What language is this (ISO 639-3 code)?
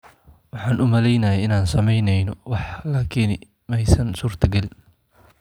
som